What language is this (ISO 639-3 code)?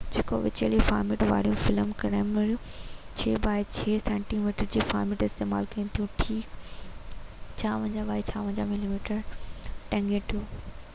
snd